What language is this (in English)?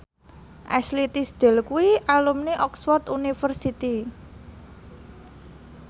Javanese